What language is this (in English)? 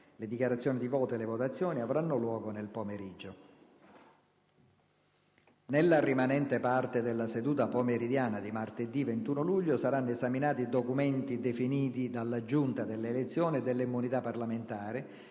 Italian